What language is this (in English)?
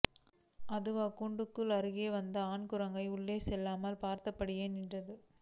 Tamil